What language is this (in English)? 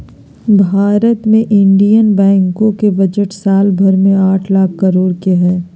Magahi